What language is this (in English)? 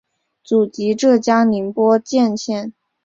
Chinese